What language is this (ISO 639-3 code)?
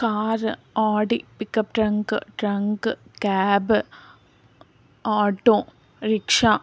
tel